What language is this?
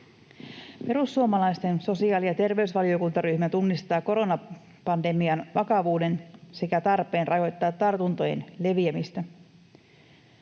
Finnish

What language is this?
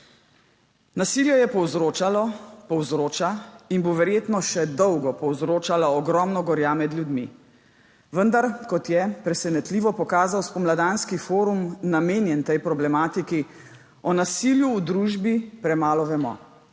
Slovenian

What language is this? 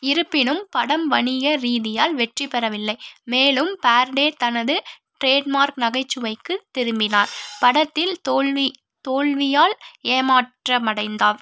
Tamil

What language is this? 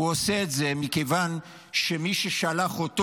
Hebrew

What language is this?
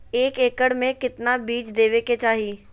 Magahi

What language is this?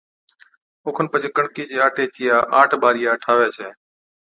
Od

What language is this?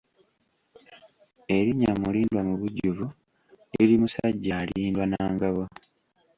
Ganda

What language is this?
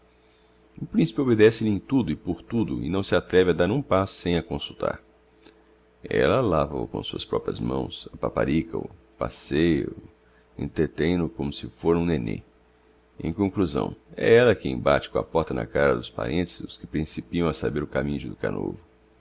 Portuguese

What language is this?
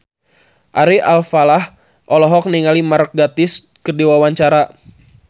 Sundanese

